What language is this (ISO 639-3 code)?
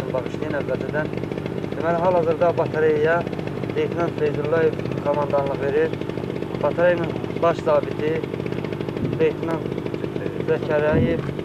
tur